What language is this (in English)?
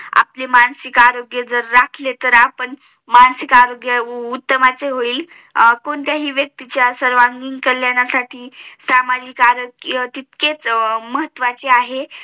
Marathi